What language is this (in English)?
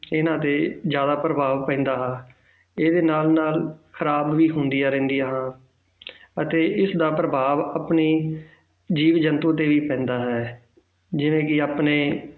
Punjabi